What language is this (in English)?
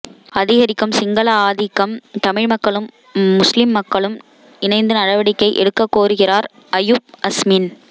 Tamil